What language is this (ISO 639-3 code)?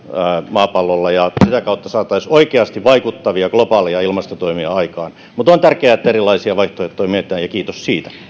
fin